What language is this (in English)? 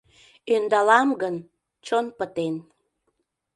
Mari